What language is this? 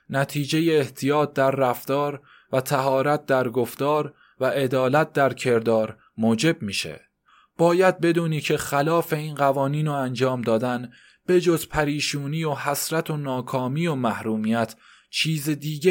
Persian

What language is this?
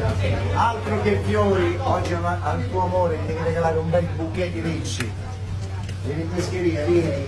Italian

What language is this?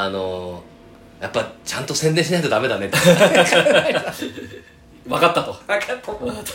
Japanese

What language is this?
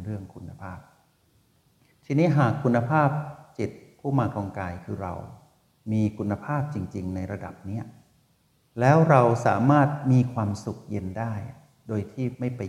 Thai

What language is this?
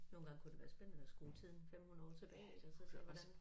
Danish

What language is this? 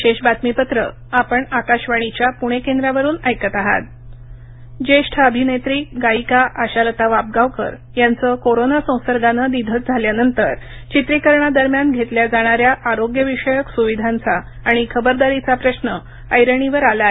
Marathi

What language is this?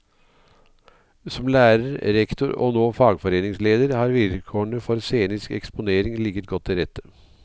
Norwegian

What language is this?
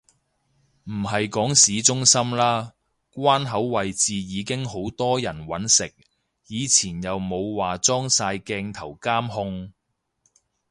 Cantonese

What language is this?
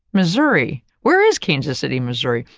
English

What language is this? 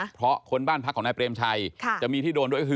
Thai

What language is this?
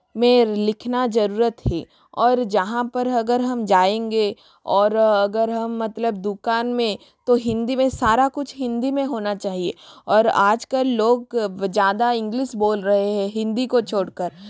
Hindi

